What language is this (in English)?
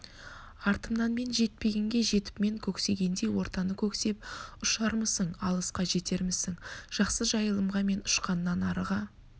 Kazakh